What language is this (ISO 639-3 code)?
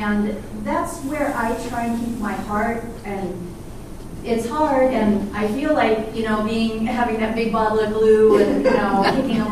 eng